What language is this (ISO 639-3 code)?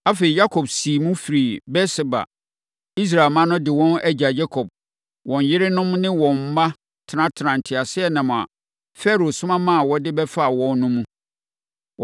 aka